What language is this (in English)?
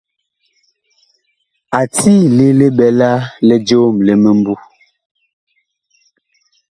Bakoko